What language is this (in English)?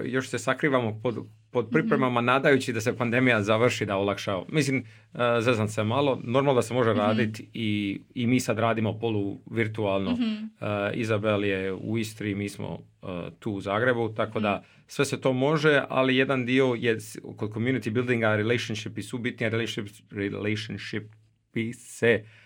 Croatian